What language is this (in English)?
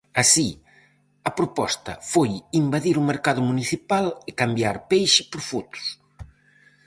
Galician